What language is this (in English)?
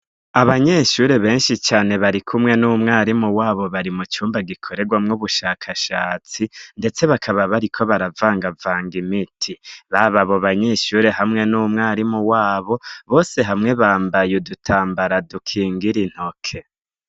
Rundi